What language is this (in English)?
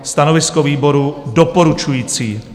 Czech